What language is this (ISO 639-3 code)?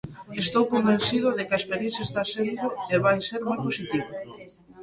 glg